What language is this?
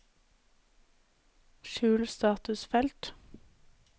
Norwegian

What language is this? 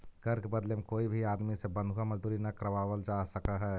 Magahi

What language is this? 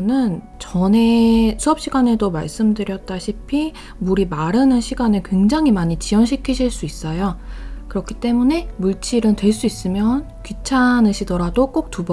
Korean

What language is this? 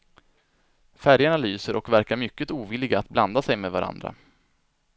Swedish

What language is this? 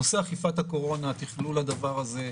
Hebrew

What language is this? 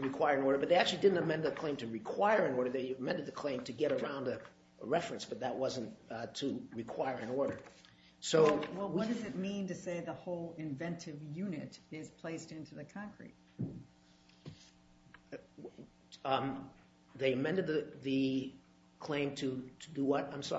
English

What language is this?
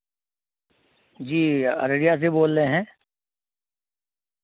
Urdu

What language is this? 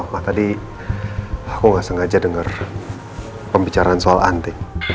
Indonesian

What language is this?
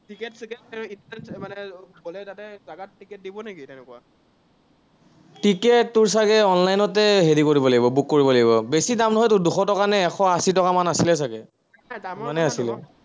Assamese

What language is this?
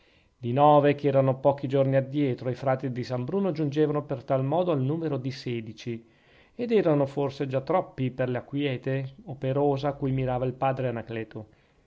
Italian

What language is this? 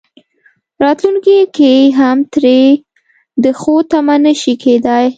Pashto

